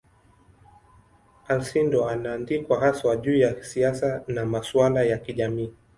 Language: Swahili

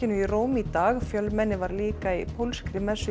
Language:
Icelandic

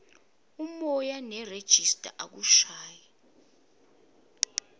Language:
Swati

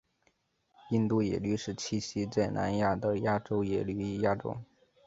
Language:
Chinese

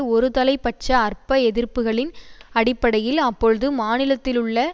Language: Tamil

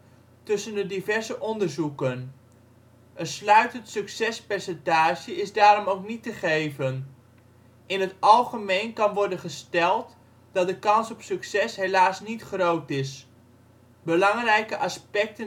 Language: Dutch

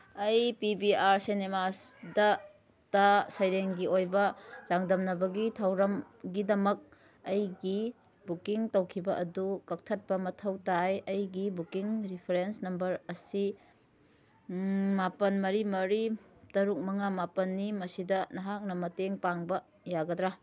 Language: Manipuri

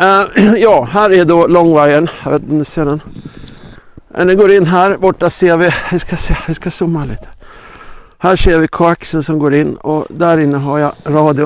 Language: Swedish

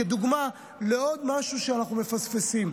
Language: Hebrew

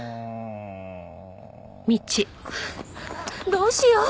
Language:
Japanese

